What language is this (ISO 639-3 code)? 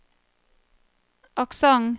nor